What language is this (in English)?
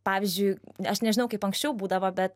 Lithuanian